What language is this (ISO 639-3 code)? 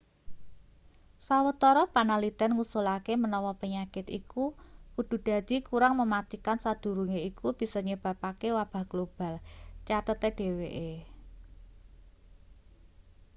jav